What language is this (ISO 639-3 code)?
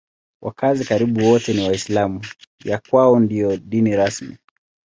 swa